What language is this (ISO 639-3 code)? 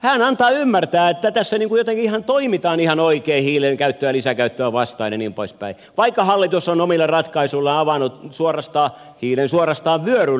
fin